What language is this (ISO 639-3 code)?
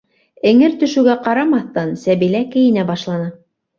bak